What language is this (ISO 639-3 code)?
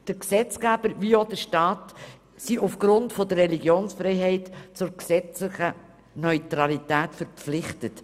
gsw